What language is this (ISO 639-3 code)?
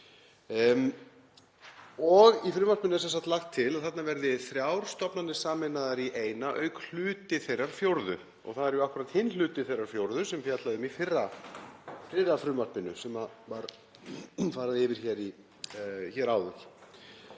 isl